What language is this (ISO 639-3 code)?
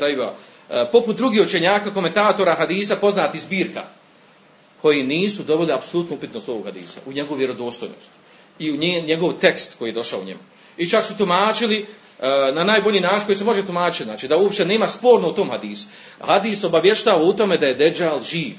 hrv